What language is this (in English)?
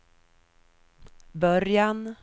Swedish